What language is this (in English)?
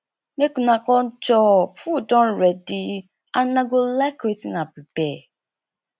Nigerian Pidgin